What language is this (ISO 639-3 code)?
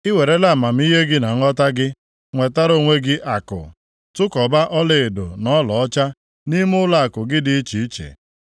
ibo